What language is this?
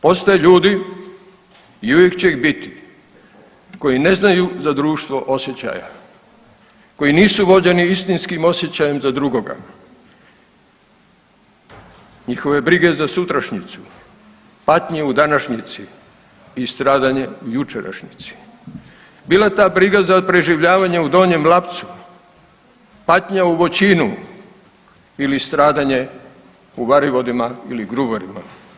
Croatian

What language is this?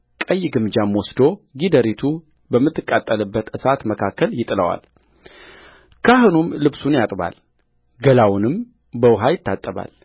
Amharic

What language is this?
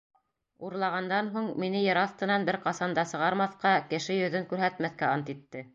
Bashkir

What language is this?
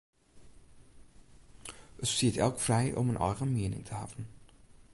Western Frisian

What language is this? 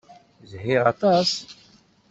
Kabyle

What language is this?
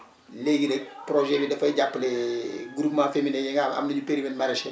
Wolof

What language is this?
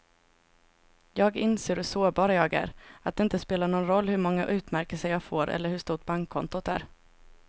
Swedish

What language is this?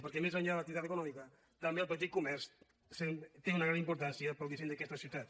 Catalan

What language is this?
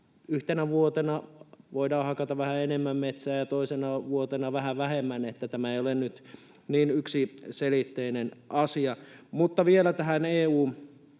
Finnish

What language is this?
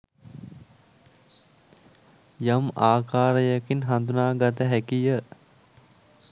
Sinhala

